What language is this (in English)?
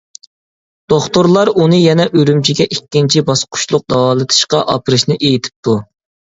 Uyghur